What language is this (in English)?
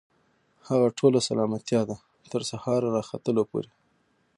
Pashto